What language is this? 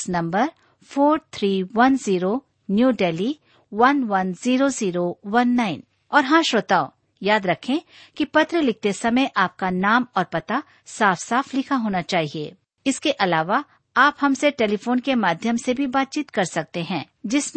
Hindi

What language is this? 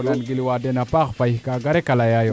Serer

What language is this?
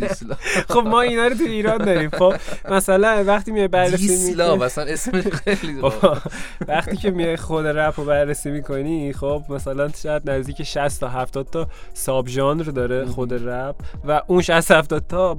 Persian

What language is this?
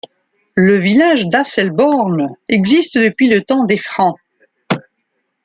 French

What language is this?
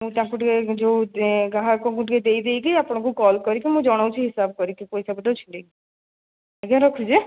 Odia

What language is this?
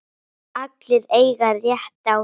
Icelandic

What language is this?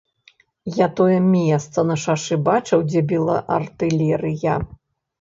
Belarusian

